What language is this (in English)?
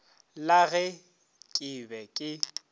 Northern Sotho